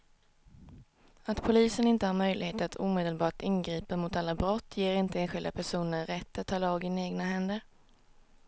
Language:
Swedish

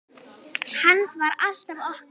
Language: Icelandic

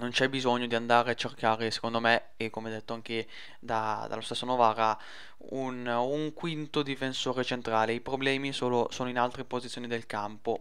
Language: Italian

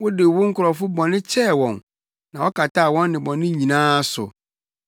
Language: Akan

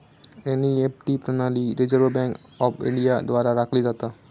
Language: Marathi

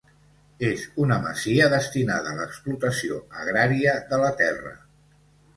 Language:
Catalan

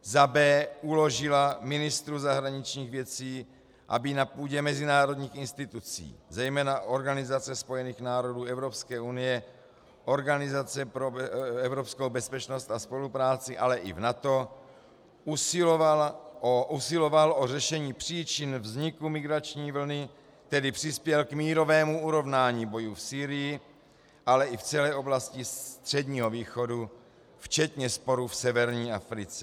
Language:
Czech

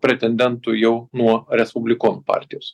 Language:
Lithuanian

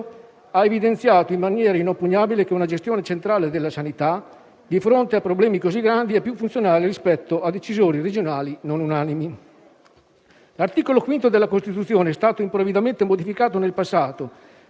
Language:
Italian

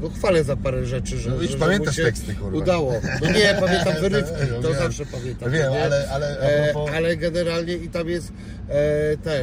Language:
Polish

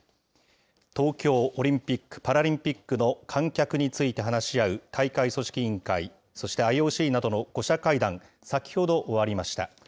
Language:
Japanese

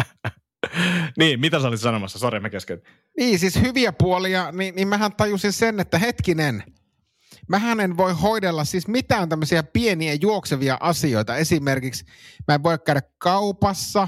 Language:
Finnish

